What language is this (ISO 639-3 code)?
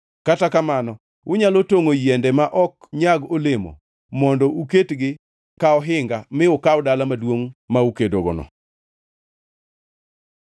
luo